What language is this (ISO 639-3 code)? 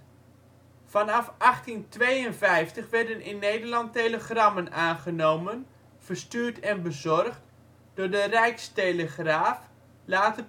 nld